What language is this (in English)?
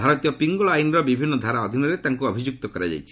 Odia